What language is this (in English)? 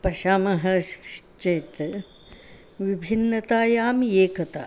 Sanskrit